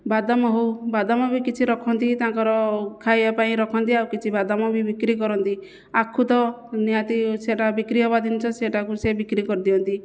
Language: Odia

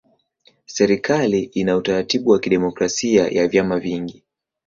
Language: Swahili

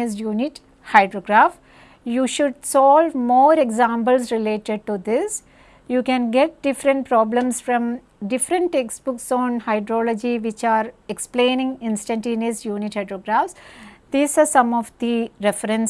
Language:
English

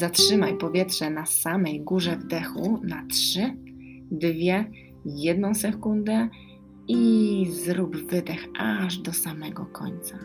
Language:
Polish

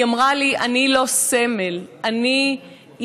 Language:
Hebrew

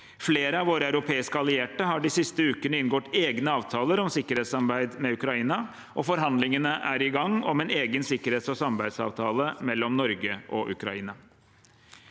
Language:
Norwegian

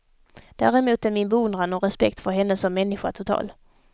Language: Swedish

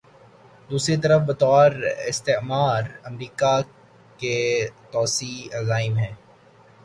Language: Urdu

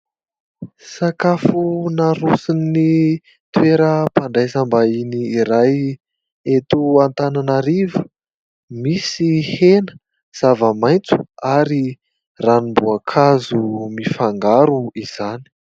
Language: Malagasy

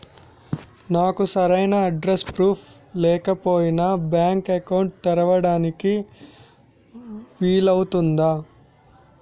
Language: Telugu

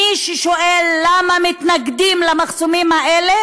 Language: Hebrew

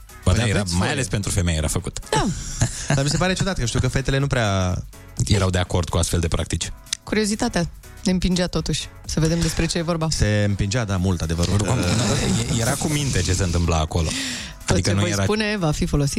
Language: Romanian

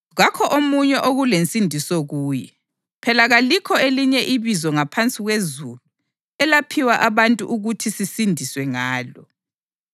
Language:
North Ndebele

